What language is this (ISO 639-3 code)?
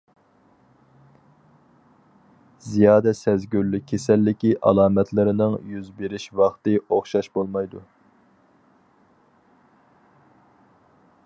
uig